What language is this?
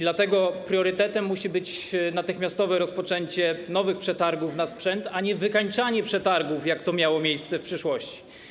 Polish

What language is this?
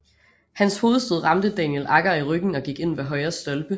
Danish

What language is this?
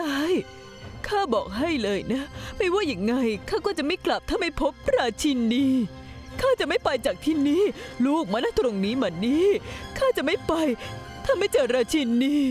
Thai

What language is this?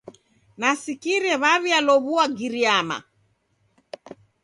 Taita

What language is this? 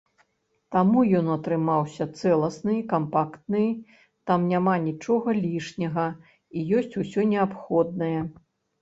Belarusian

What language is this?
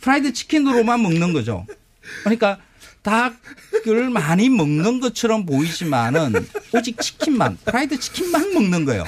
Korean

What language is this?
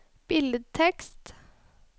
Norwegian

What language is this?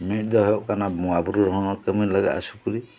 Santali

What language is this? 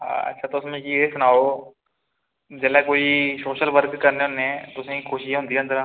Dogri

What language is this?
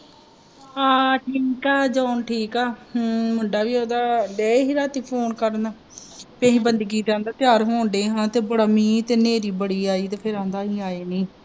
Punjabi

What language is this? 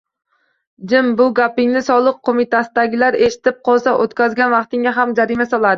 Uzbek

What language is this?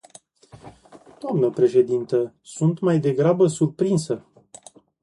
Romanian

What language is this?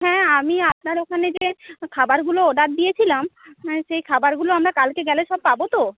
Bangla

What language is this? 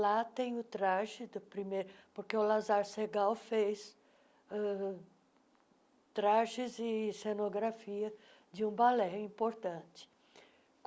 Portuguese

